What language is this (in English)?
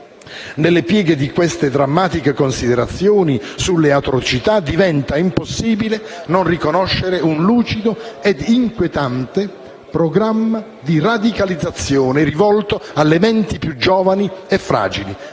Italian